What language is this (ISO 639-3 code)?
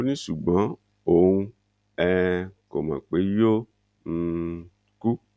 yor